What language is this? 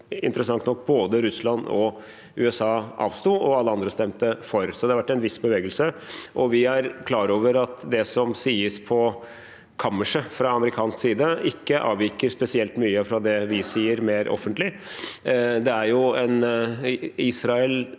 Norwegian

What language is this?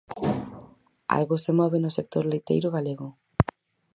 Galician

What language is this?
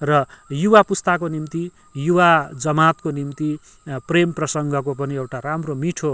Nepali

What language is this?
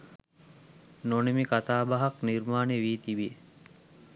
Sinhala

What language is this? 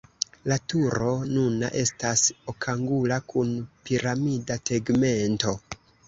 Esperanto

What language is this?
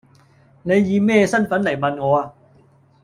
Cantonese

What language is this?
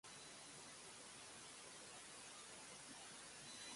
Japanese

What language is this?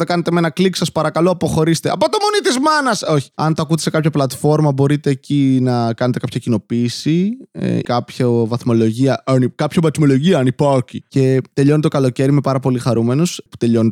Greek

